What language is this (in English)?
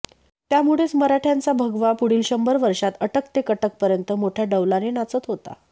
Marathi